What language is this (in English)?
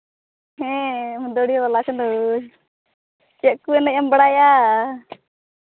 Santali